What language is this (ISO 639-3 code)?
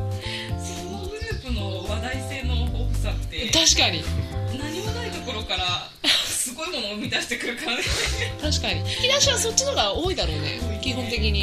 jpn